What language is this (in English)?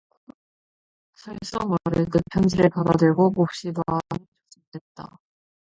Korean